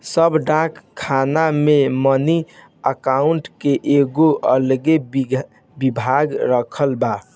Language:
Bhojpuri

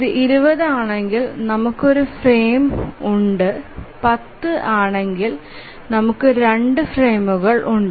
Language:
Malayalam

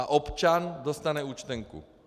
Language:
Czech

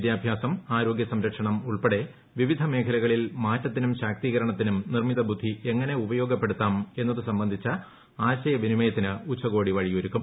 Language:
Malayalam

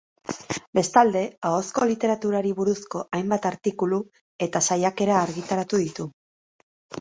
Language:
Basque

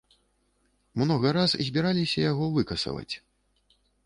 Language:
Belarusian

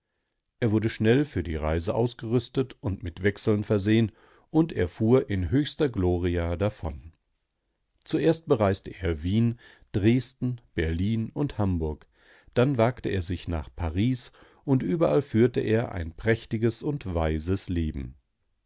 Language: German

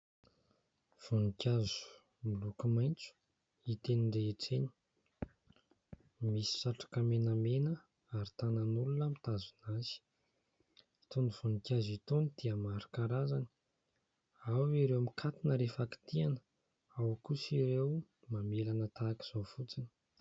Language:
Malagasy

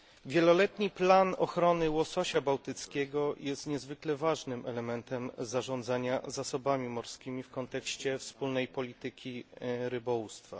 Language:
Polish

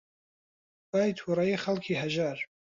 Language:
Central Kurdish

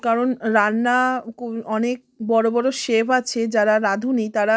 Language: Bangla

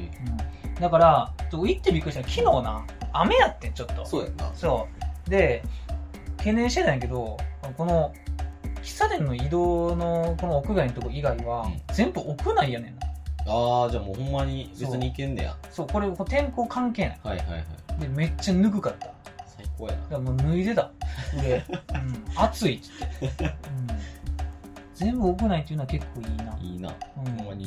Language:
Japanese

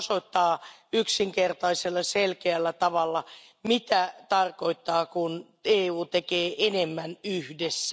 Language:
Finnish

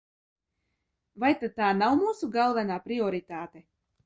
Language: Latvian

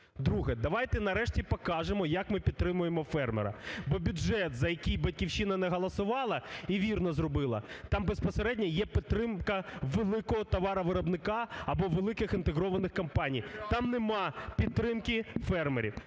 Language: Ukrainian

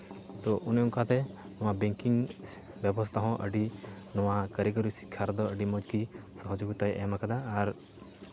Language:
Santali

